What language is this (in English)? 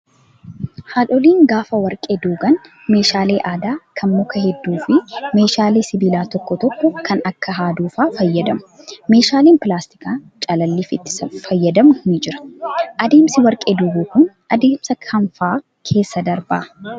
Oromo